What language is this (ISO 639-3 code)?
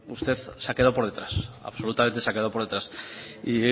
spa